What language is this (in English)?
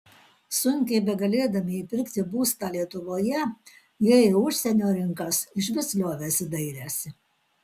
Lithuanian